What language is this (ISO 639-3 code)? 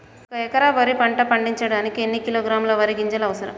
tel